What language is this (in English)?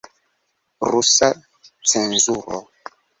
Esperanto